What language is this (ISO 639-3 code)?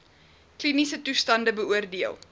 afr